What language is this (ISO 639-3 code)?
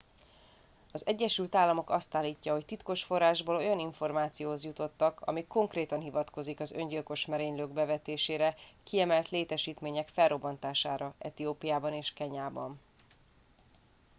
hun